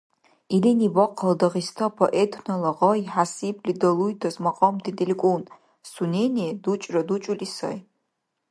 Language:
Dargwa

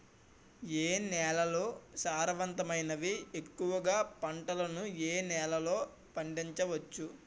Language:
Telugu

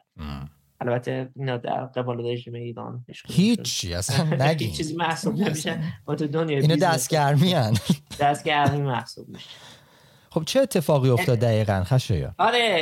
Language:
Persian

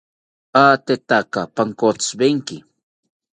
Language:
South Ucayali Ashéninka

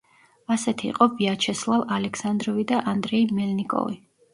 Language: Georgian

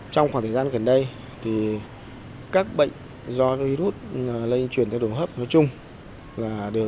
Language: Vietnamese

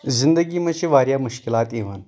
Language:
Kashmiri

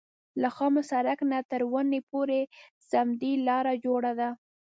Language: Pashto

